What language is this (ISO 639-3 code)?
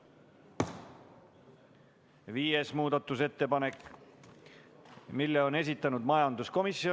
est